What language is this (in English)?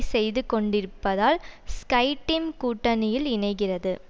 Tamil